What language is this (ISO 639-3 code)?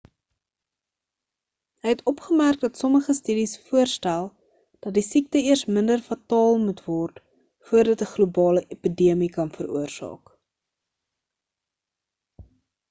afr